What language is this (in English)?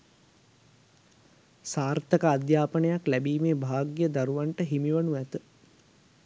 Sinhala